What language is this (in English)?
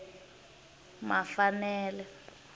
Tsonga